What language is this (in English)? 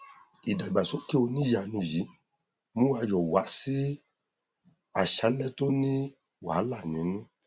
Yoruba